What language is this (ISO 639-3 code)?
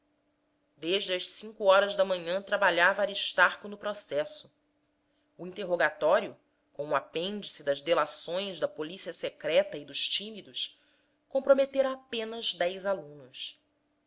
por